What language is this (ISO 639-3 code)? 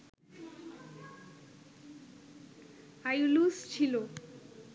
ben